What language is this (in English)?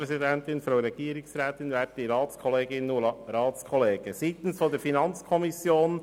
Swiss German